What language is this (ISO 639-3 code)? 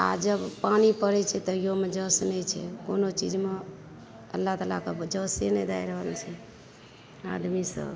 mai